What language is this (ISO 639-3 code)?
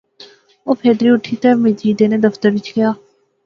phr